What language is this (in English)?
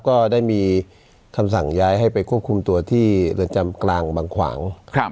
Thai